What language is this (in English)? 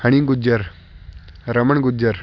Punjabi